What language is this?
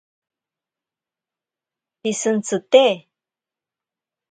Ashéninka Perené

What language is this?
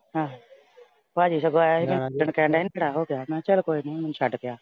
Punjabi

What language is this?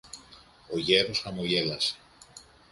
Greek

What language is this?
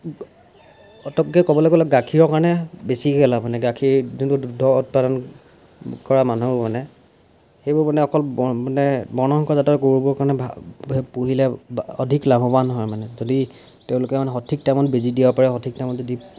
Assamese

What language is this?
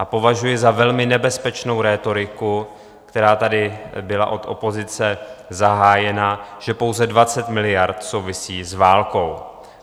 Czech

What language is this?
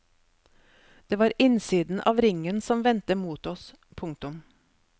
Norwegian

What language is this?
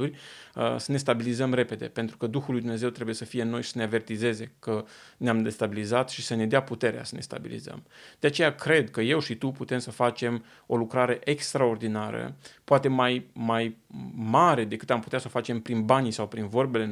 Romanian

